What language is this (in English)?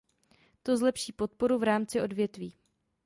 Czech